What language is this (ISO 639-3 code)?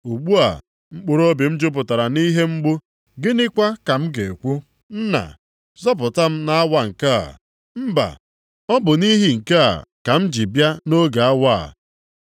ibo